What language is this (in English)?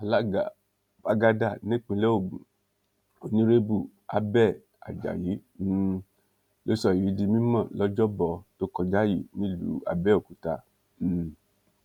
Yoruba